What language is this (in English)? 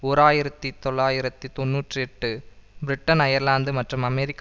Tamil